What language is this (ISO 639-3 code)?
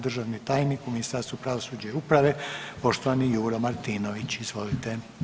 hrv